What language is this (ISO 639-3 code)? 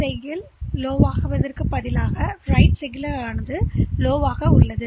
tam